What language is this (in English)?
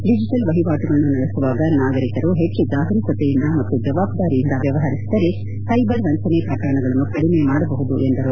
Kannada